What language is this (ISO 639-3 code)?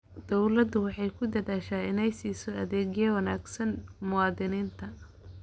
som